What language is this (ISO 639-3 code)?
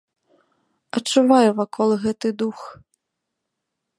bel